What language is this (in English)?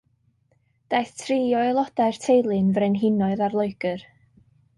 Welsh